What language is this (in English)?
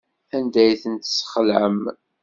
Kabyle